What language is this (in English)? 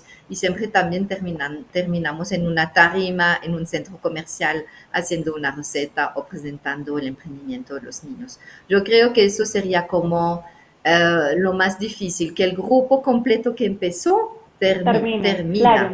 Spanish